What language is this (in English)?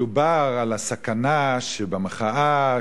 Hebrew